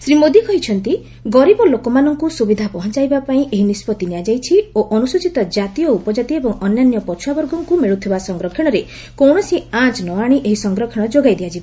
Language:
Odia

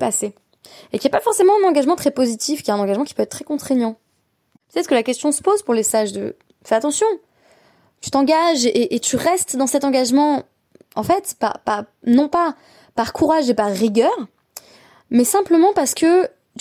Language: French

